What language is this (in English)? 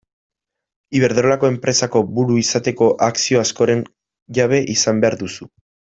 Basque